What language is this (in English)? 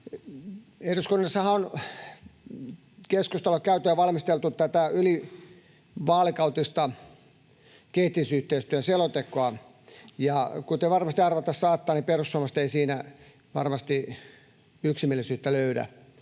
Finnish